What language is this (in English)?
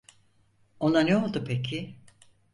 Turkish